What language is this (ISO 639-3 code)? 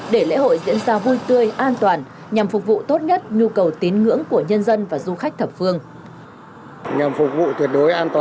vie